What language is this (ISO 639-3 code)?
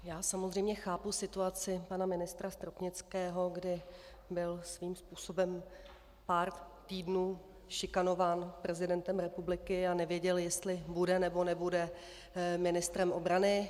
ces